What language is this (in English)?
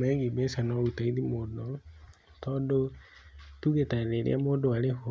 Kikuyu